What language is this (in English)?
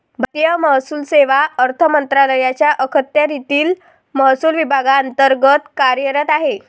Marathi